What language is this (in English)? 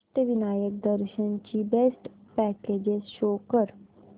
Marathi